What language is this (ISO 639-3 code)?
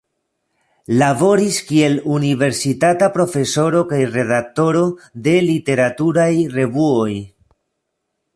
epo